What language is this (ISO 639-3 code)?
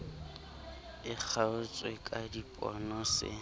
sot